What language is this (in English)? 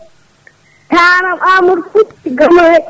Fula